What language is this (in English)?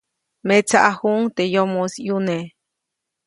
Copainalá Zoque